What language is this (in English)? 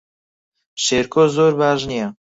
Central Kurdish